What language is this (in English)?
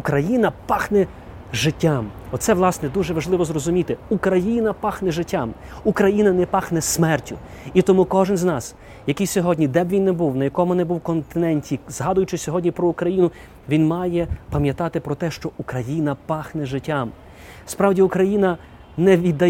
Ukrainian